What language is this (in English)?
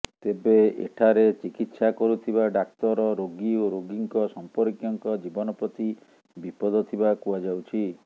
Odia